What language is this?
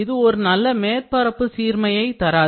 Tamil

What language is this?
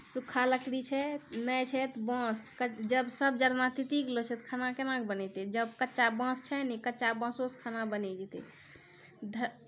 Maithili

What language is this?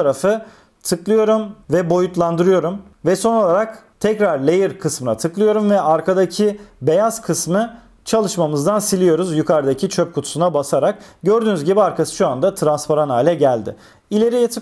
Turkish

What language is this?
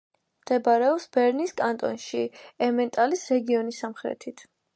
Georgian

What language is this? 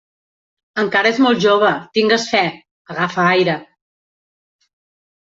Catalan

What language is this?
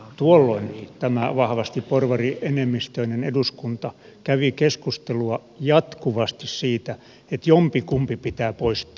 Finnish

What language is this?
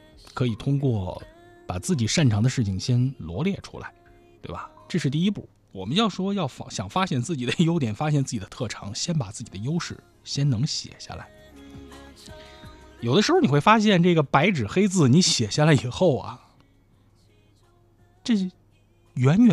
Chinese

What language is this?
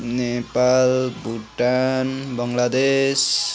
Nepali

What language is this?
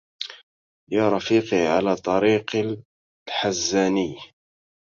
Arabic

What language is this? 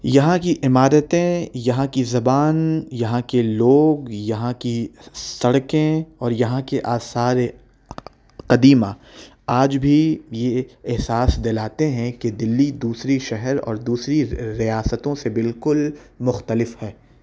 Urdu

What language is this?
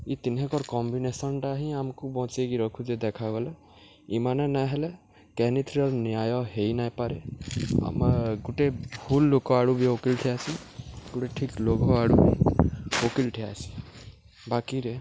Odia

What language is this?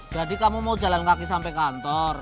Indonesian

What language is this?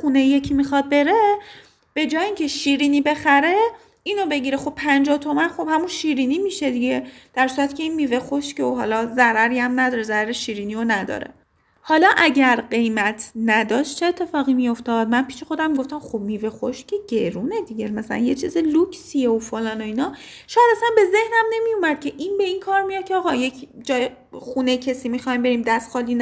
Persian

